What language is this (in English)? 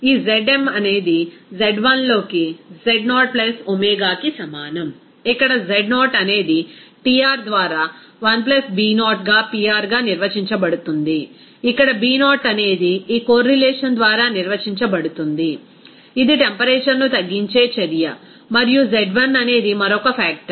Telugu